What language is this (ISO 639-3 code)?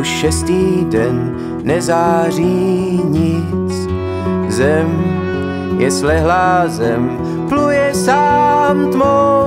ces